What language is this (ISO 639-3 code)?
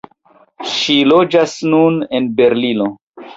epo